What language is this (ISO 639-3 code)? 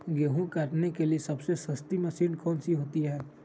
mag